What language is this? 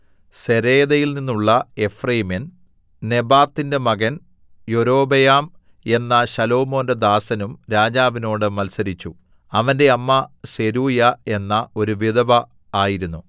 Malayalam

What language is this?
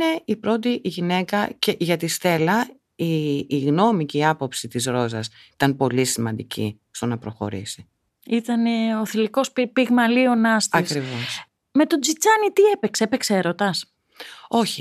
Greek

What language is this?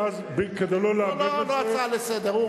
Hebrew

